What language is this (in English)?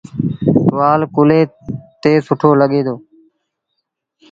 Sindhi Bhil